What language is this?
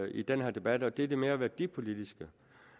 Danish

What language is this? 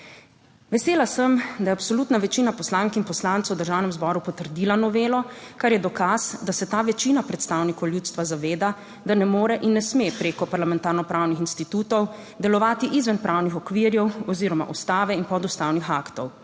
Slovenian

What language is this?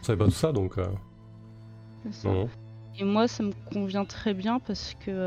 French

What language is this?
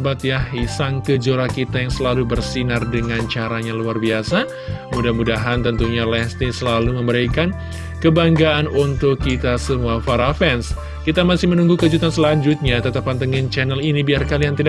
Indonesian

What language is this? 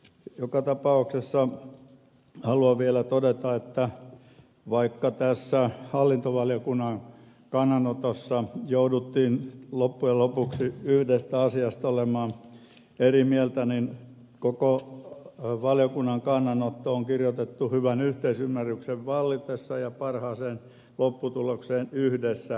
Finnish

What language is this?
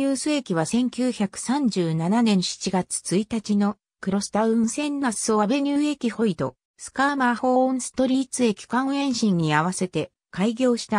Japanese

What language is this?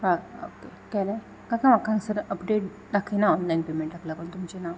Konkani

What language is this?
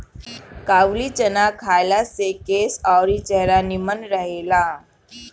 Bhojpuri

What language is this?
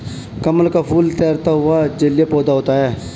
Hindi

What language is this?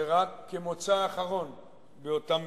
Hebrew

